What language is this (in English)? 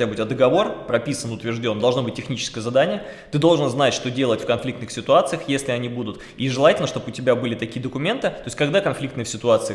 Russian